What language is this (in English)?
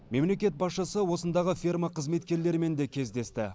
Kazakh